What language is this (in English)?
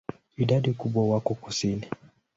Swahili